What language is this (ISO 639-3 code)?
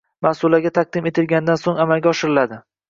uzb